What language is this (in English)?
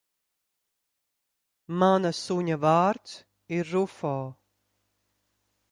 Latvian